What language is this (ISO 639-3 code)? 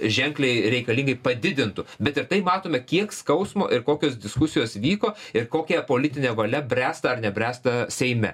lit